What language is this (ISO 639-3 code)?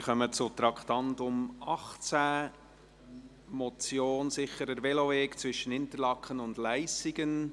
gsw